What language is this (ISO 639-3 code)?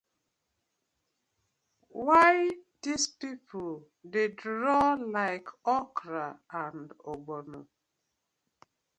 pcm